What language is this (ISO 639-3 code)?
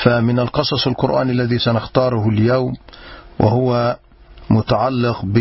ara